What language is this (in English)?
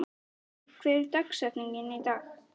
Icelandic